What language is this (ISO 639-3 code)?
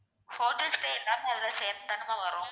tam